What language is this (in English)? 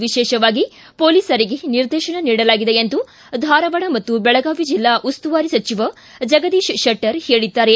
Kannada